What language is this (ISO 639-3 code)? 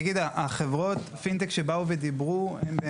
heb